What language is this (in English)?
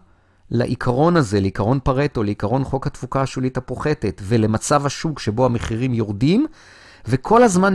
Hebrew